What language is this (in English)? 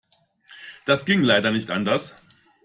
German